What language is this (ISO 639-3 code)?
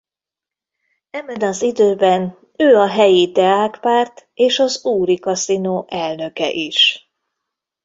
hun